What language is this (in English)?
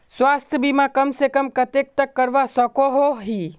Magahi